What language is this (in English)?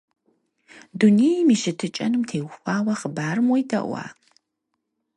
Kabardian